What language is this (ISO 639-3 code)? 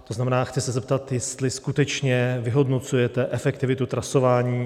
ces